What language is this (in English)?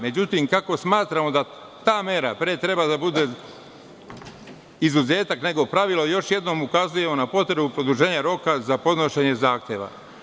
Serbian